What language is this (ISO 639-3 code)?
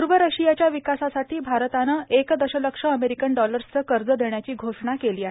mar